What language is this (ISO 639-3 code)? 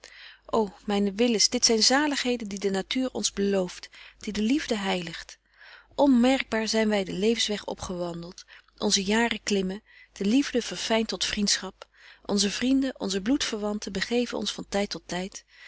nld